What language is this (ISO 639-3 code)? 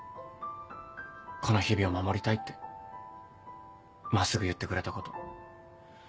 jpn